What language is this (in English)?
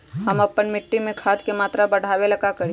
Magahi